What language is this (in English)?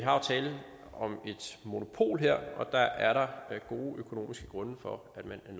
Danish